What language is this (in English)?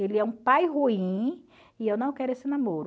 Portuguese